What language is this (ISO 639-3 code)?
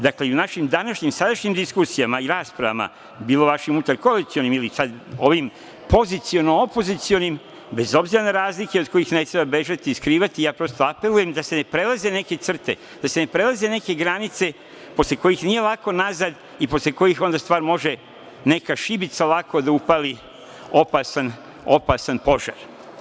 srp